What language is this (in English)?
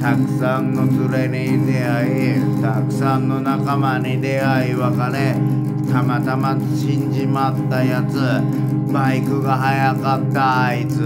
Japanese